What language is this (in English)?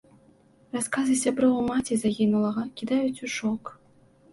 Belarusian